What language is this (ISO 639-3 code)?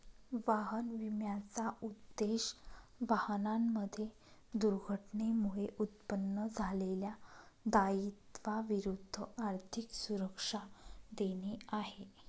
mar